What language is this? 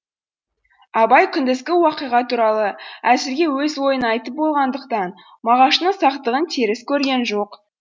Kazakh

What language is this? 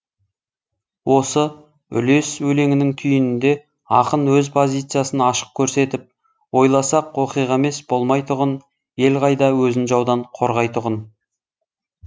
Kazakh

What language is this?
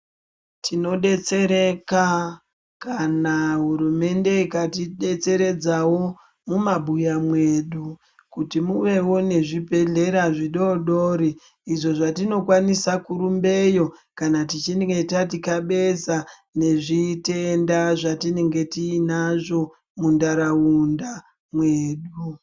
Ndau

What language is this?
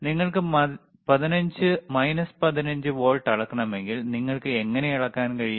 Malayalam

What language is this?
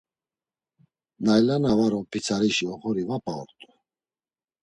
Laz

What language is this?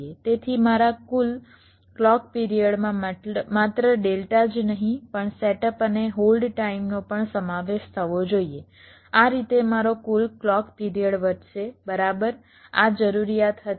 Gujarati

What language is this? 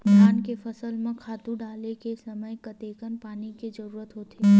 Chhattisgarhi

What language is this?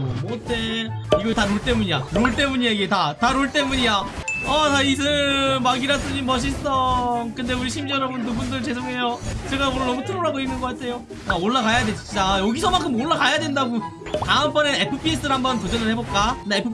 Korean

